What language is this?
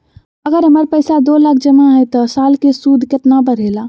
Magahi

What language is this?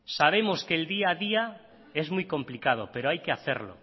Spanish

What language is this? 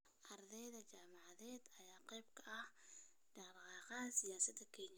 Somali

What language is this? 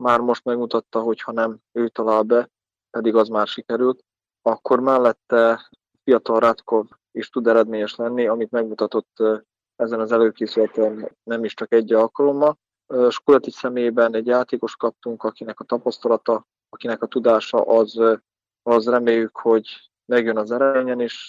Hungarian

